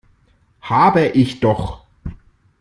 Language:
German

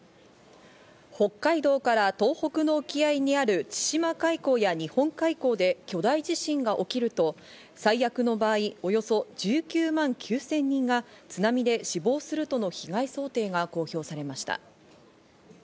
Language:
Japanese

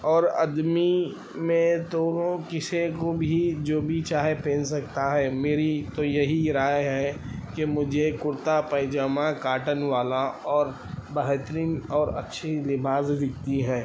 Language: Urdu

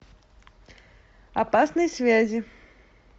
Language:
Russian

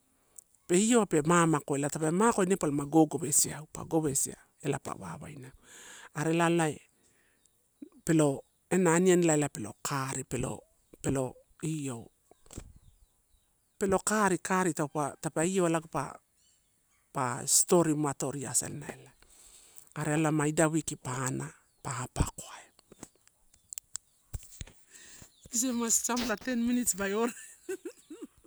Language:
Torau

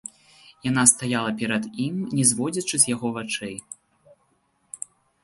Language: Belarusian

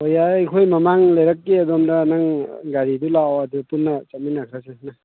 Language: Manipuri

